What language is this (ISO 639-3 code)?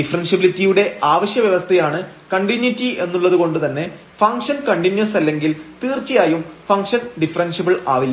mal